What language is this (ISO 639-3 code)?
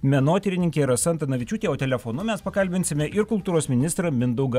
lit